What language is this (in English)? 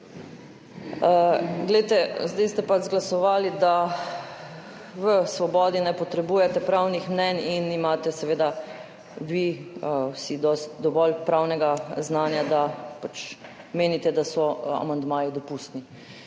Slovenian